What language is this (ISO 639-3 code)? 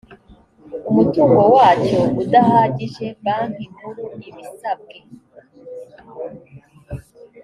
kin